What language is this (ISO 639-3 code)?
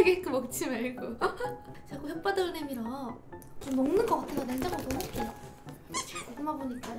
kor